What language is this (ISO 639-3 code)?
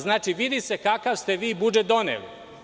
srp